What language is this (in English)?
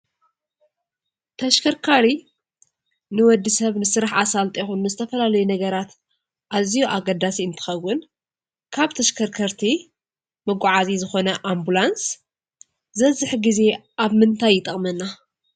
Tigrinya